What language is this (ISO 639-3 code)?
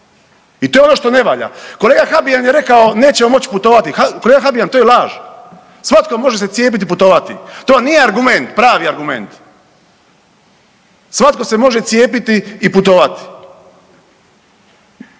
hrv